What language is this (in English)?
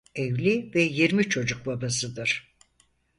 Turkish